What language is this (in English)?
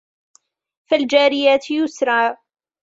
Arabic